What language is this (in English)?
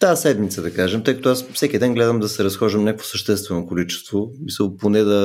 Bulgarian